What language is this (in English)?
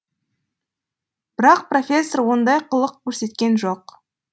Kazakh